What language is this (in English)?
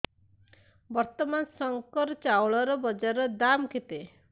Odia